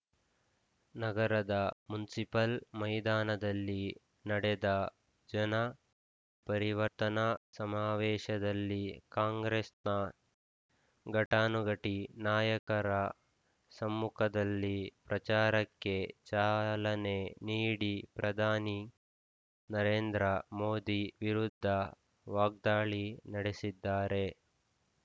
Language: Kannada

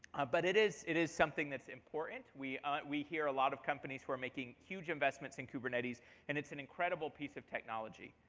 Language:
English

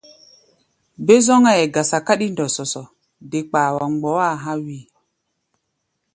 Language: Gbaya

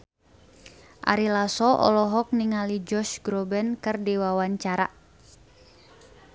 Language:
Sundanese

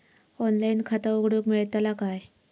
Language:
Marathi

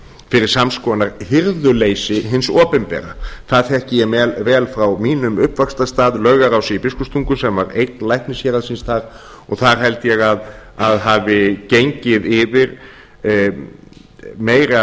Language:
Icelandic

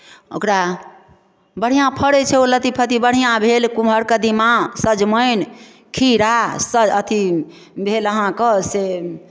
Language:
Maithili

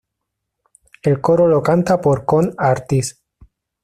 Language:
Spanish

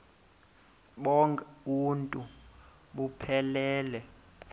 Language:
Xhosa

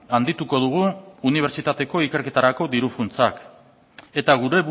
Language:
Basque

